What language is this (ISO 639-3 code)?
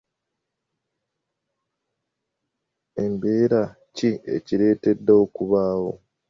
lug